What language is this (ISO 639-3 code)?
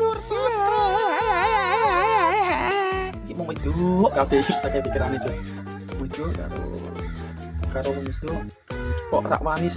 ind